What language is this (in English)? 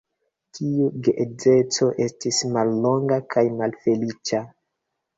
Esperanto